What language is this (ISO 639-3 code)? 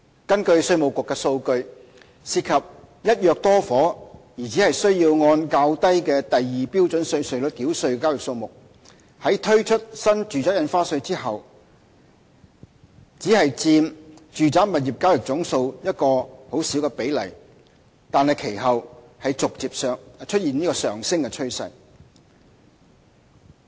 yue